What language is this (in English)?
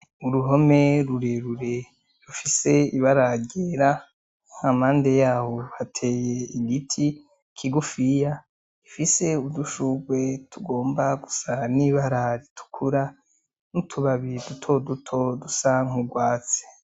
Rundi